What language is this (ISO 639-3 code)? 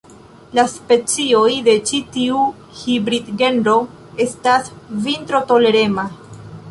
epo